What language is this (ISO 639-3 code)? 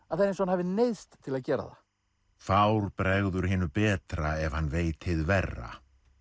isl